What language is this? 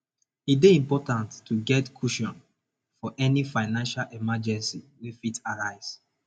Nigerian Pidgin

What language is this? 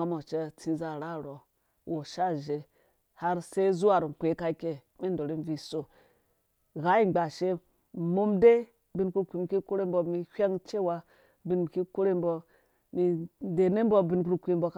Dũya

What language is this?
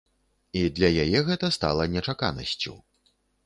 Belarusian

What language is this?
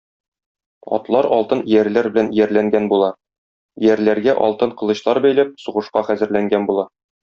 Tatar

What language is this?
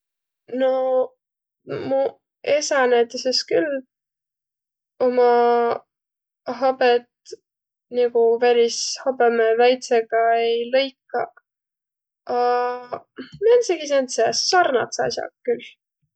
Võro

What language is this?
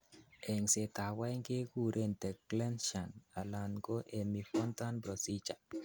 Kalenjin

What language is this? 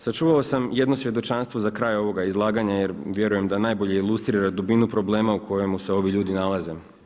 Croatian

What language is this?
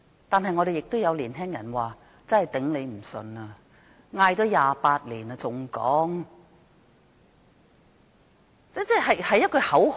Cantonese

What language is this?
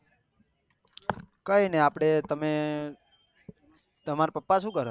Gujarati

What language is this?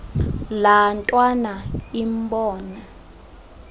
Xhosa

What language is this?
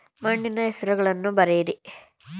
Kannada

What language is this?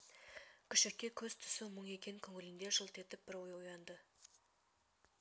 Kazakh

